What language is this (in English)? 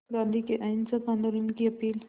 Hindi